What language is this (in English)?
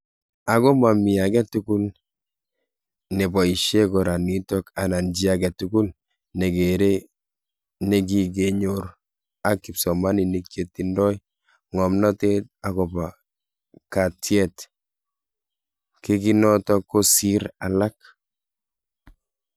Kalenjin